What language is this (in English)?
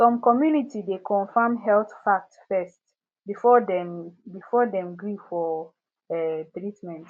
Nigerian Pidgin